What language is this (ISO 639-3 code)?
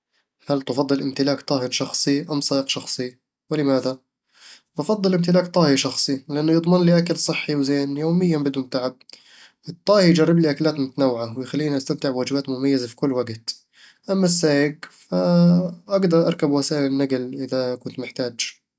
avl